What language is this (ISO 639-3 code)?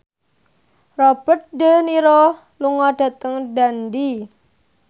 jav